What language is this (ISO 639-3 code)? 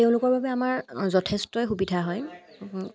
asm